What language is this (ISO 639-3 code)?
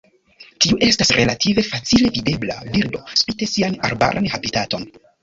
epo